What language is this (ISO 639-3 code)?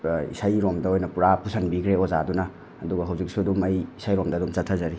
mni